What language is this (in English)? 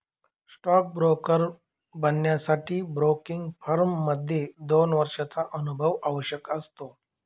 Marathi